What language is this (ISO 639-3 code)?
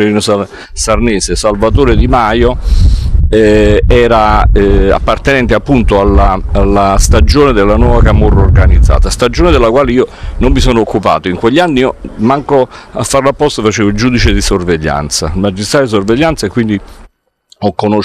ita